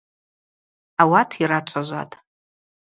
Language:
Abaza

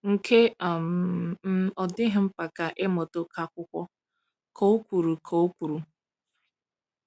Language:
Igbo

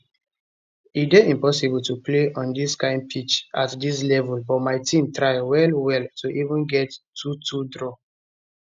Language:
Nigerian Pidgin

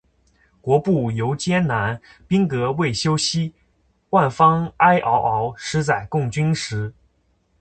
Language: Chinese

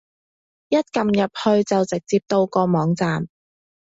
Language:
Cantonese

